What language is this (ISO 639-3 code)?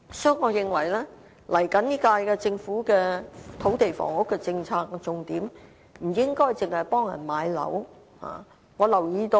yue